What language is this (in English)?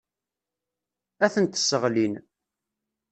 Kabyle